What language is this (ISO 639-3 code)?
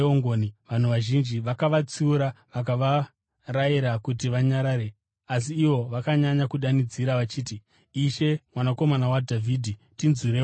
sna